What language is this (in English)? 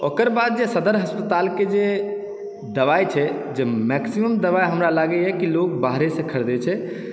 Maithili